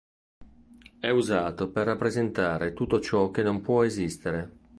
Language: Italian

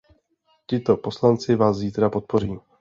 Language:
Czech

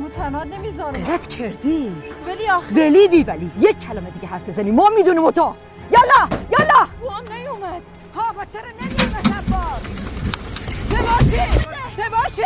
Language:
Persian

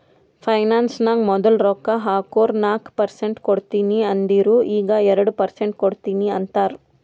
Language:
Kannada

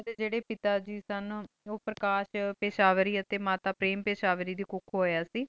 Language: Punjabi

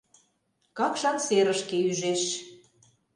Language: Mari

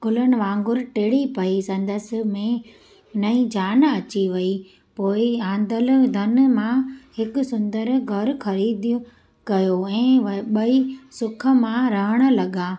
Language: Sindhi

